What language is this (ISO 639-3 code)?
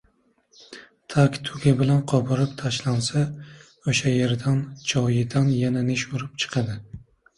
uzb